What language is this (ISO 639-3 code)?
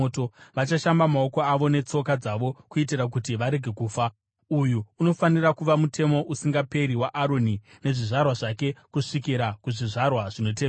sna